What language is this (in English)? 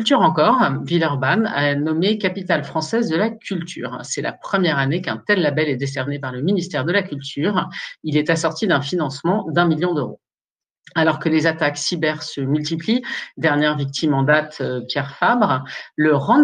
French